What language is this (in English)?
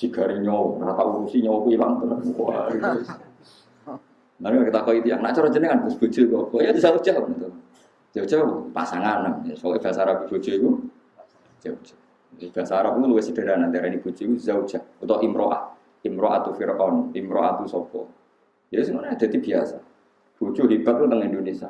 Indonesian